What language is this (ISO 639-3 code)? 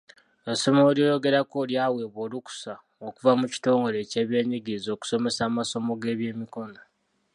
lug